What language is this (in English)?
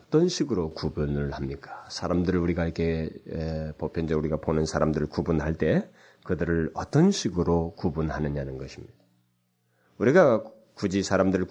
Korean